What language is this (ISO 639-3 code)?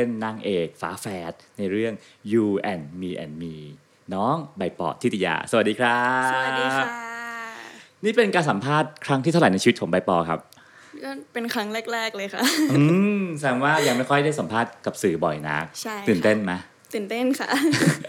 tha